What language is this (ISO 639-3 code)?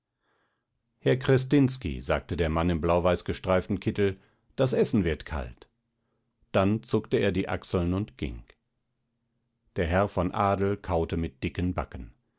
deu